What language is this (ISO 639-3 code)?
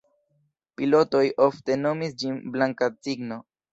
epo